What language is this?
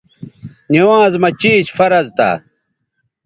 Bateri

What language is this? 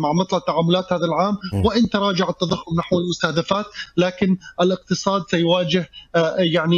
Arabic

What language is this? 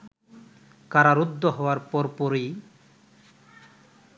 Bangla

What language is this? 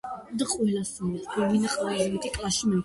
Georgian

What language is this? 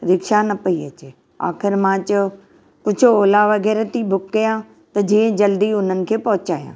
Sindhi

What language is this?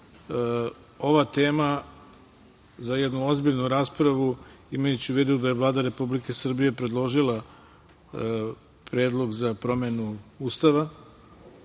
Serbian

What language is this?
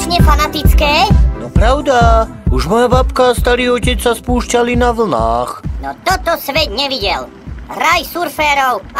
Romanian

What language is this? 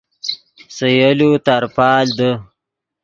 Yidgha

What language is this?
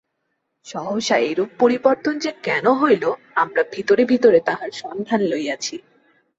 Bangla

